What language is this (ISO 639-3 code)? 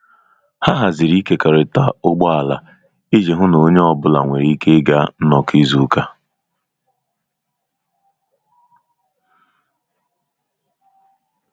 ibo